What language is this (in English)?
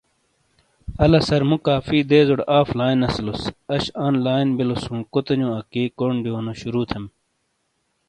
Shina